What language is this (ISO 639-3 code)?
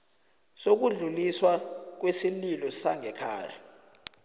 nbl